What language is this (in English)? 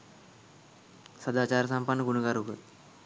Sinhala